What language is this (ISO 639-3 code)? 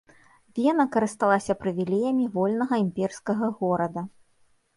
bel